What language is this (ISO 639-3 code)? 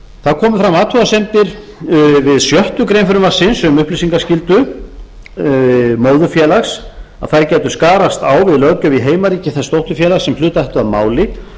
isl